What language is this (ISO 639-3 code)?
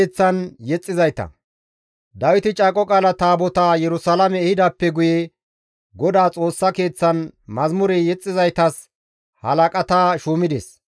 gmv